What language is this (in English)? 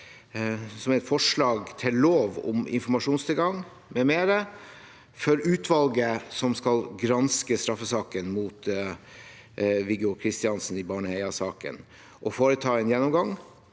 Norwegian